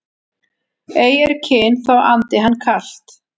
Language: Icelandic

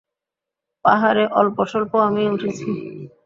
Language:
Bangla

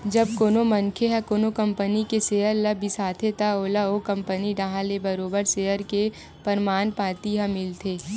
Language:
Chhattisgarhi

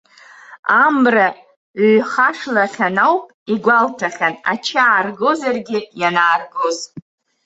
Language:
Abkhazian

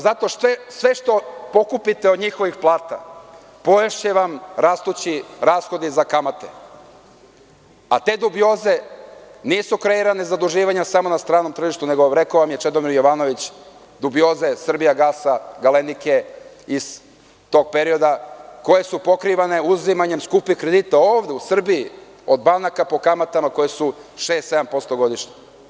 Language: Serbian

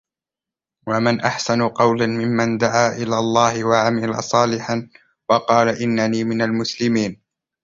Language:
Arabic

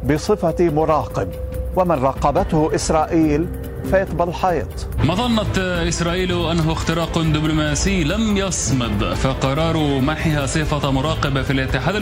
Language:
Arabic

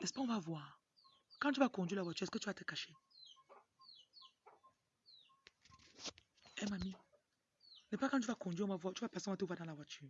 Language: French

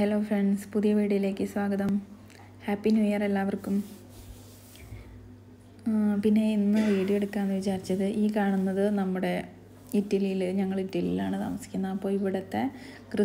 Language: Thai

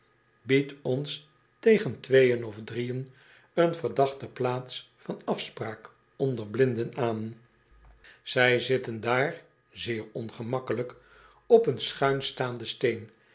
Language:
Dutch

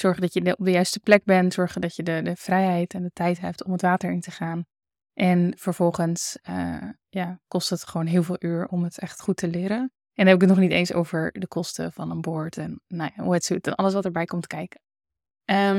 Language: Dutch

